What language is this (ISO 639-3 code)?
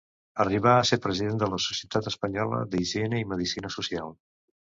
cat